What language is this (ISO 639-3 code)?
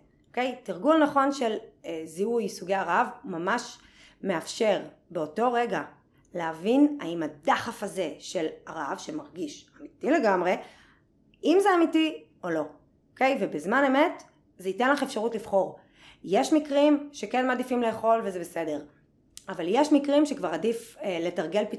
heb